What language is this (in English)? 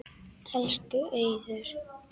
Icelandic